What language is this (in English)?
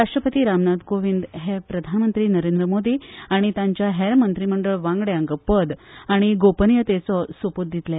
Konkani